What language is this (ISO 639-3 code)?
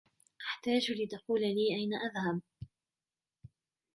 ara